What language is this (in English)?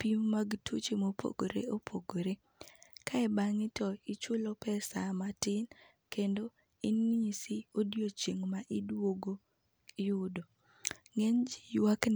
Luo (Kenya and Tanzania)